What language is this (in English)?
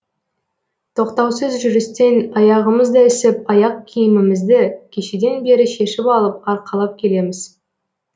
Kazakh